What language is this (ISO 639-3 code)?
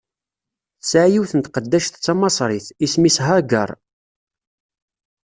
kab